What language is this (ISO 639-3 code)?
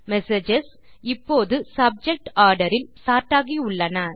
tam